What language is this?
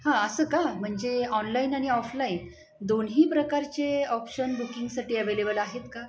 Marathi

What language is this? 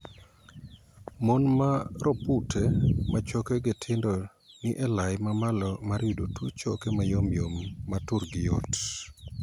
Luo (Kenya and Tanzania)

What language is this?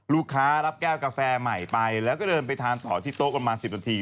Thai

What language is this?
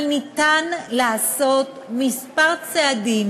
Hebrew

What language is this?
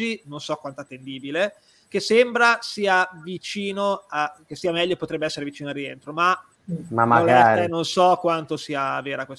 Italian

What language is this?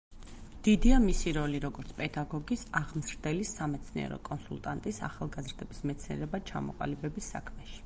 Georgian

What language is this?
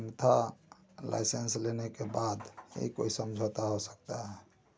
Hindi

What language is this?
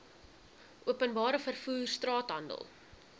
Afrikaans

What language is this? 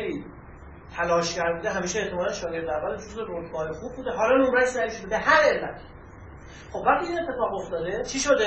Persian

